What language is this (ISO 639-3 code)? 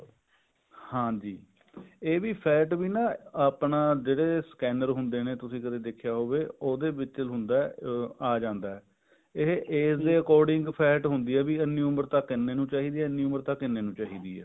pan